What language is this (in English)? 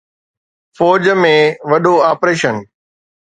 Sindhi